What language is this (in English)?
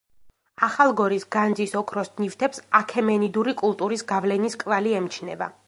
Georgian